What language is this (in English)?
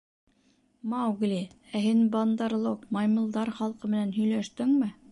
Bashkir